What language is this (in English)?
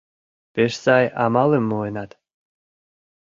Mari